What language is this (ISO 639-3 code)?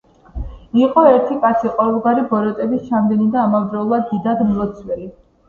kat